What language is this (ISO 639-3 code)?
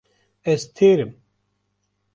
kur